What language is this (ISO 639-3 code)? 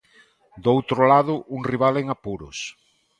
glg